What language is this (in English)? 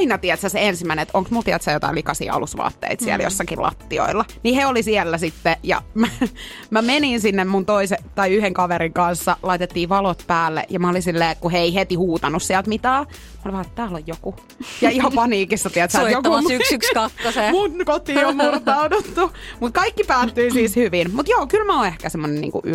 Finnish